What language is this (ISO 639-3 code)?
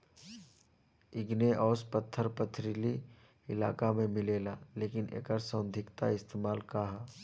bho